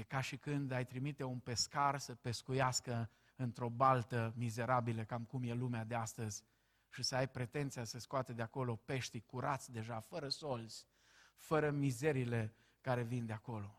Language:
Romanian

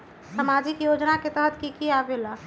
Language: Magahi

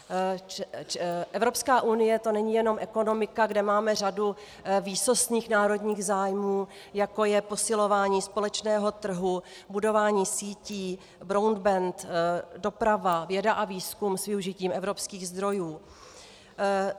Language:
Czech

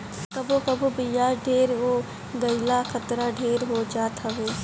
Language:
Bhojpuri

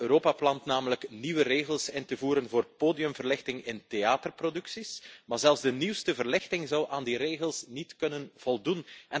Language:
Dutch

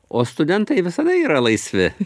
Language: Lithuanian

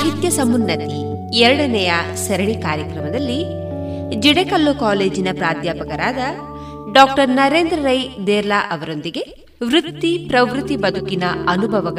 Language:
Kannada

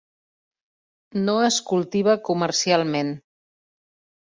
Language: Catalan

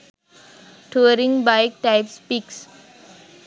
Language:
Sinhala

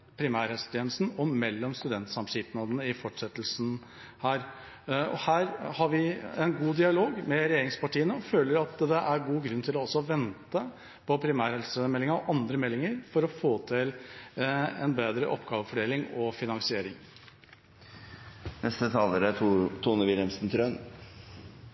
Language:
Norwegian Bokmål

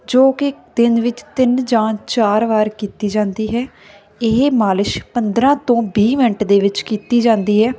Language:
Punjabi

